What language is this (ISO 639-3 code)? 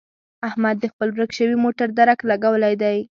pus